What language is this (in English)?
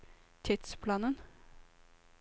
Norwegian